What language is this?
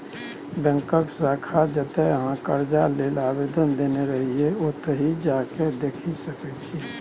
Maithili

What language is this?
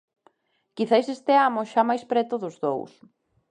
Galician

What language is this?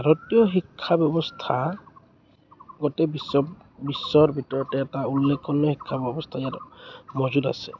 Assamese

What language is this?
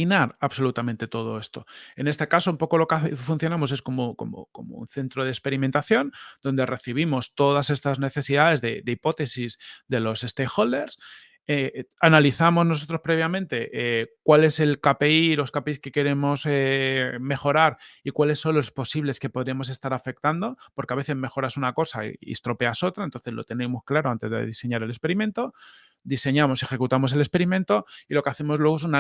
Spanish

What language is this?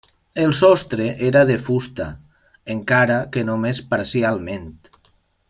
Catalan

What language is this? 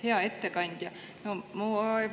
Estonian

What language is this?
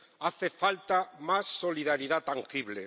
Spanish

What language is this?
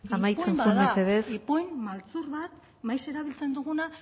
Basque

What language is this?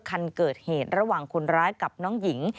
Thai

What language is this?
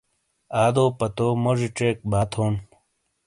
Shina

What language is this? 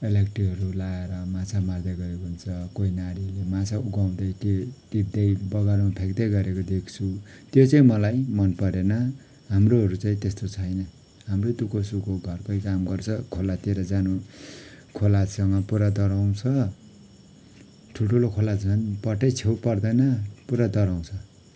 Nepali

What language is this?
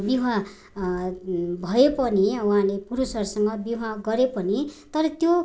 Nepali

